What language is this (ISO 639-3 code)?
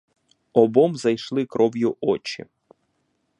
ukr